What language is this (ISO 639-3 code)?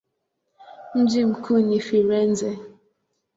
swa